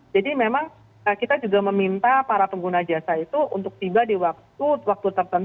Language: Indonesian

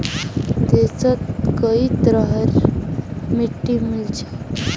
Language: Magahi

